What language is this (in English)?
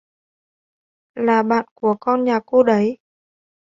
Vietnamese